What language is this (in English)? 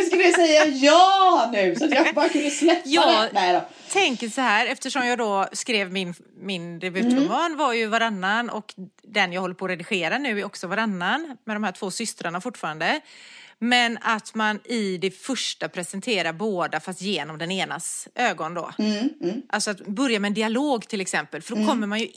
Swedish